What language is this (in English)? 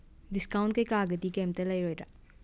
Manipuri